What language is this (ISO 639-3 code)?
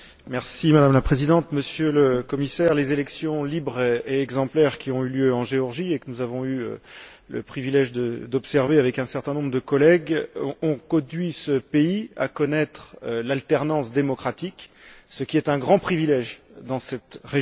fra